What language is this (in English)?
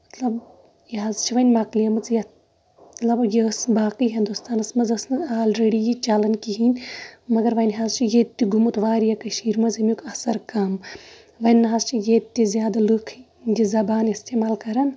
Kashmiri